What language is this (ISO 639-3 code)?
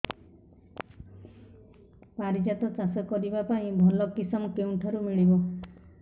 ori